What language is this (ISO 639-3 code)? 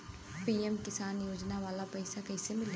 bho